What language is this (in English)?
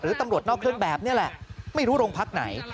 Thai